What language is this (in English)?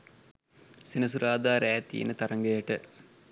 Sinhala